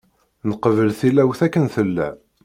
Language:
Kabyle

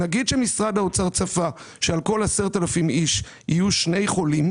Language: Hebrew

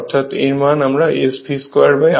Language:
Bangla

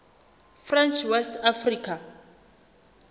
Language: Southern Sotho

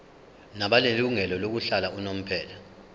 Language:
Zulu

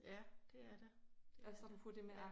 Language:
Danish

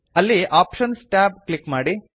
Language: Kannada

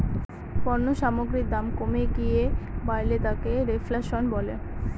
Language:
Bangla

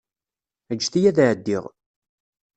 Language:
Kabyle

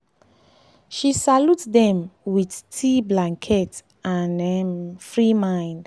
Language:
Nigerian Pidgin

